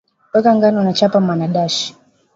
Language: Swahili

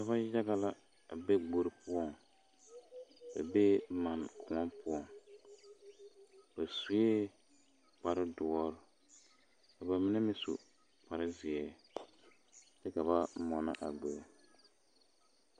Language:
Southern Dagaare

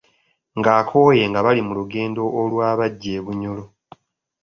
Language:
Ganda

